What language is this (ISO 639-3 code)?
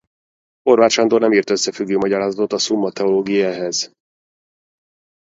hun